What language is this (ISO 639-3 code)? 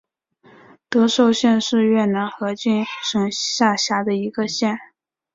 zho